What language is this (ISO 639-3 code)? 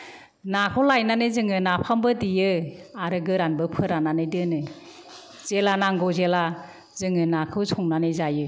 brx